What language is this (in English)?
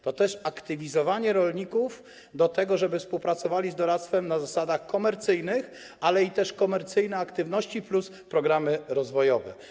Polish